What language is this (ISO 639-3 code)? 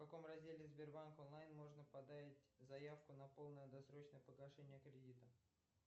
rus